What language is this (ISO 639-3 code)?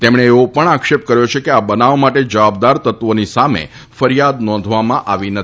guj